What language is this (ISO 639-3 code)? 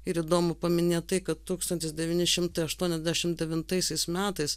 lit